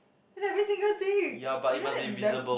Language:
English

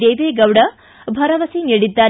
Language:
Kannada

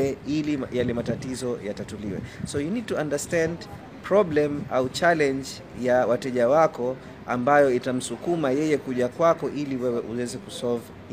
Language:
Swahili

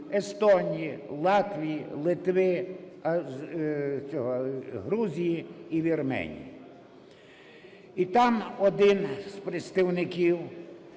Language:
Ukrainian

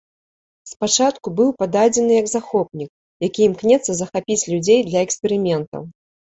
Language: Belarusian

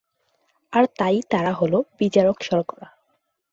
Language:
Bangla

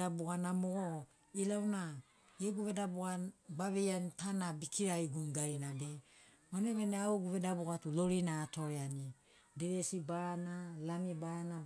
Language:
Sinaugoro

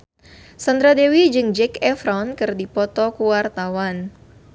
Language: Sundanese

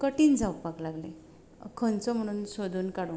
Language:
Konkani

